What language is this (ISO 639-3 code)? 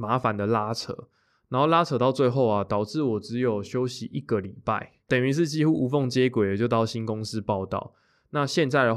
zho